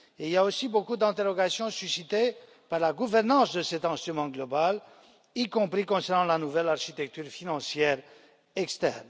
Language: French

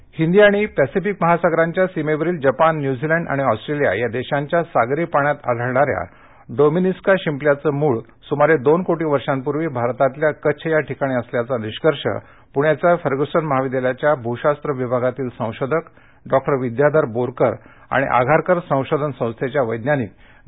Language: Marathi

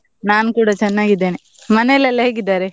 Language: Kannada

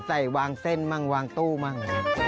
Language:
Thai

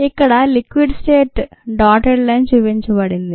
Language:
Telugu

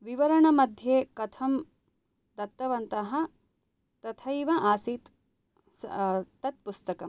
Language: Sanskrit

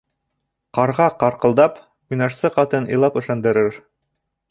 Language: Bashkir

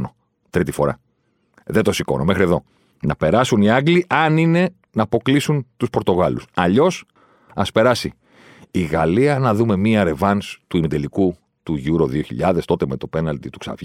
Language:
Greek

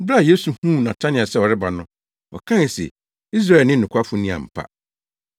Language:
Akan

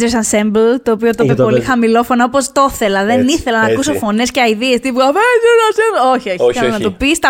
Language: Greek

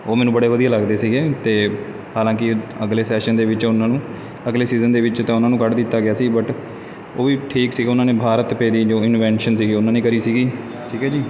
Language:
Punjabi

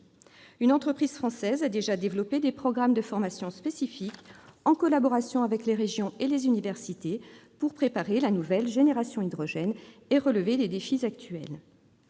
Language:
French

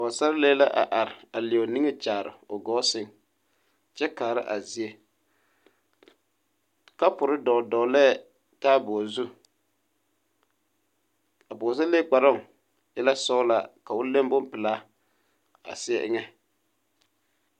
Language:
Southern Dagaare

